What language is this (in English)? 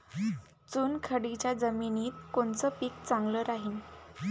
Marathi